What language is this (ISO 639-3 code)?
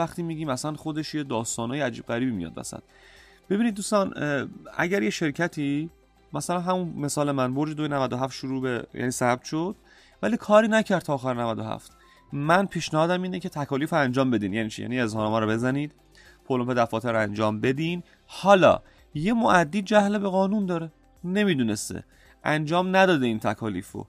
fas